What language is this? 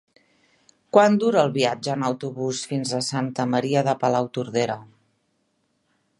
Catalan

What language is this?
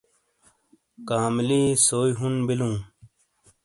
Shina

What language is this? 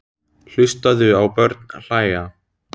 Icelandic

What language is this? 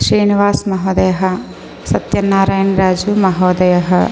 Sanskrit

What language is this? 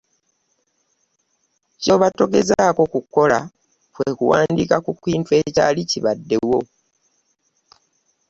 Ganda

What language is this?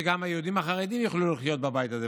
Hebrew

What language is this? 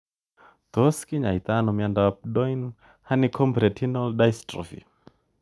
Kalenjin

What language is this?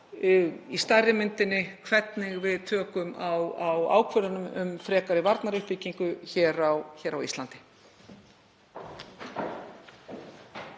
Icelandic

